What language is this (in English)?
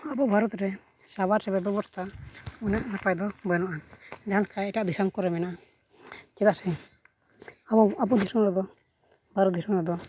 Santali